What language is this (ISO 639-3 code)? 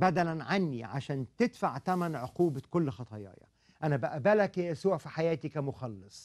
ara